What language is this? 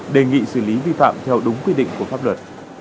Vietnamese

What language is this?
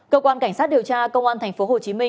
Vietnamese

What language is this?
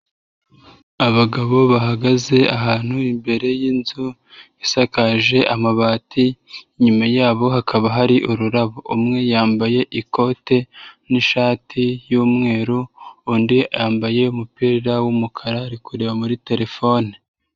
Kinyarwanda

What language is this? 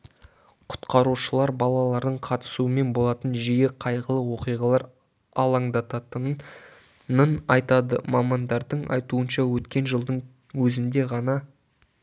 Kazakh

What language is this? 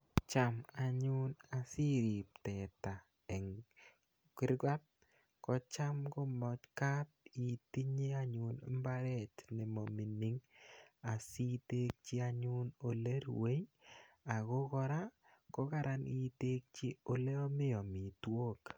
Kalenjin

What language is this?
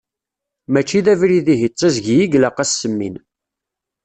Kabyle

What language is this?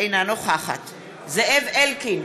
Hebrew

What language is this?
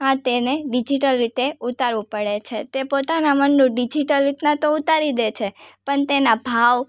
Gujarati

